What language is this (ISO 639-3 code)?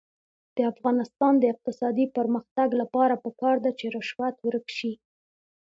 pus